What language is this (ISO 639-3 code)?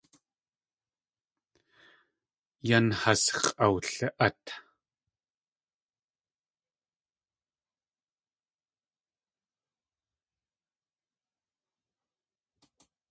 tli